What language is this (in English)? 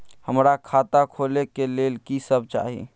Maithili